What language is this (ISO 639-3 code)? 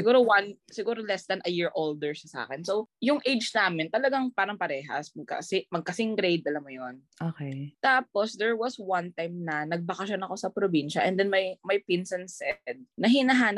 fil